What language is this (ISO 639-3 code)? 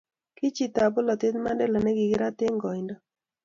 kln